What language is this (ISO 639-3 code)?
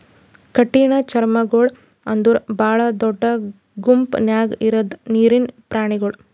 kan